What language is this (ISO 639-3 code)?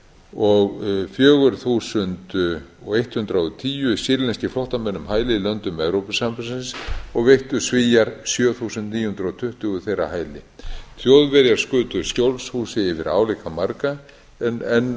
isl